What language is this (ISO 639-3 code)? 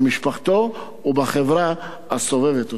heb